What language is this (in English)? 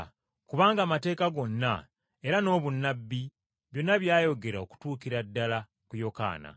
Ganda